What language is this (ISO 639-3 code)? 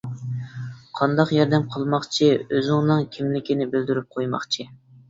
uig